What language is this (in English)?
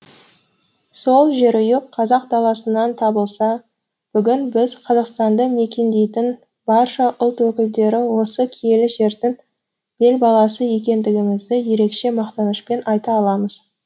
Kazakh